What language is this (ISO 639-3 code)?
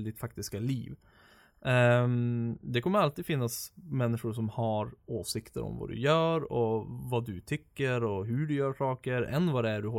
swe